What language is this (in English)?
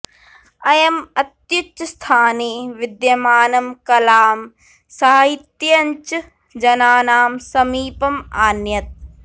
Sanskrit